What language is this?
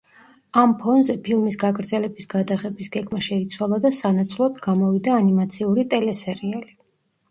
Georgian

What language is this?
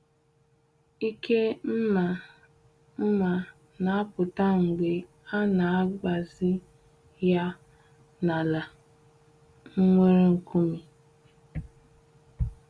Igbo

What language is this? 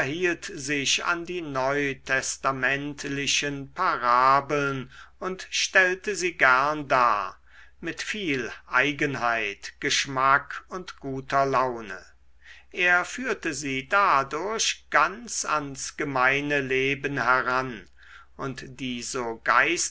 German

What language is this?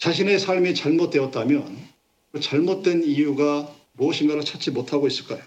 Korean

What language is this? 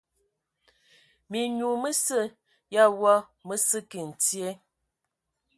Ewondo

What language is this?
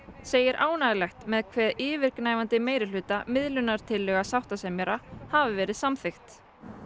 Icelandic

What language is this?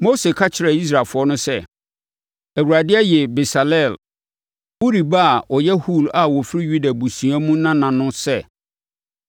Akan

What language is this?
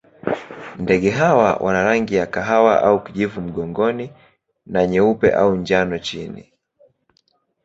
Swahili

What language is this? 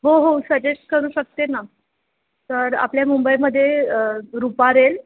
Marathi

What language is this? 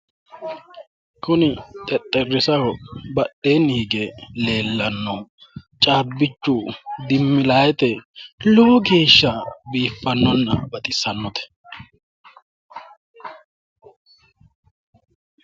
Sidamo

